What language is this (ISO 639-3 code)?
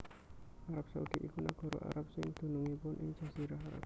jav